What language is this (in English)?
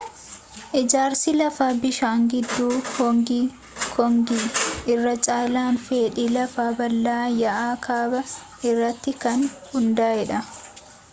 Oromo